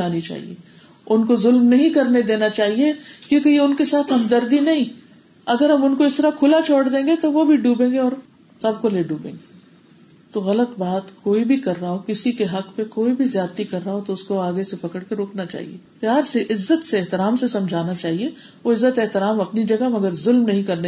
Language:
Urdu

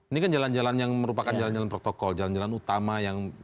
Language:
Indonesian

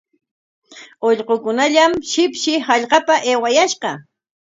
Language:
Corongo Ancash Quechua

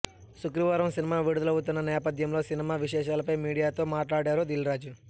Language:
Telugu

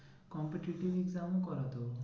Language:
Bangla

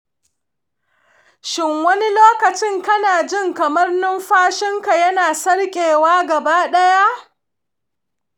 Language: Hausa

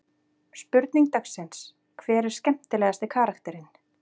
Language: Icelandic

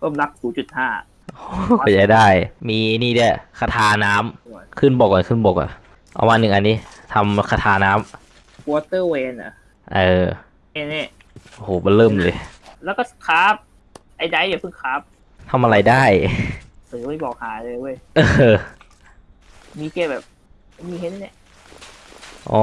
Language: Thai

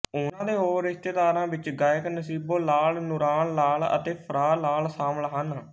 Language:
Punjabi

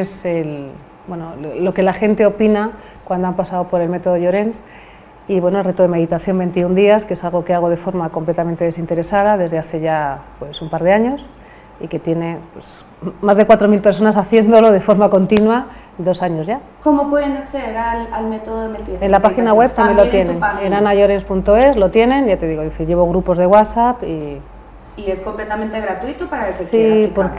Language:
Spanish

